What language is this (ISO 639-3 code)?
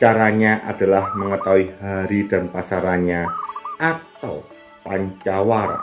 ind